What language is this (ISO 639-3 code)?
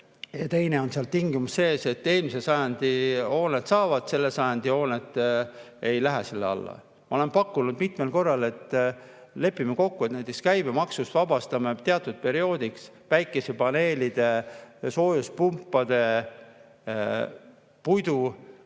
est